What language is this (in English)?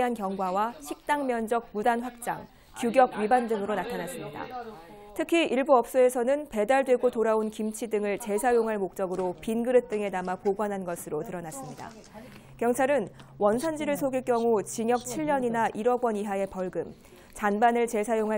Korean